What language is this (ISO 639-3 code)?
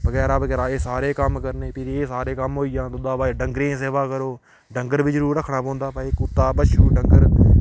doi